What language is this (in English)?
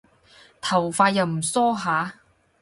Cantonese